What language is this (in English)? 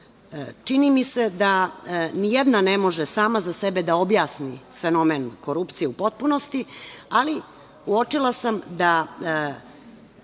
Serbian